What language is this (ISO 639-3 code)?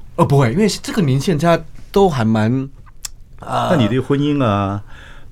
zho